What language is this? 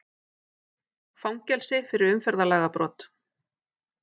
Icelandic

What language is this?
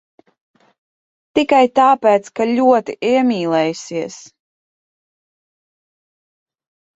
Latvian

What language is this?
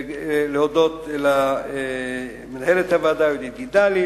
Hebrew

